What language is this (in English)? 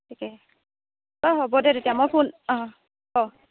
Assamese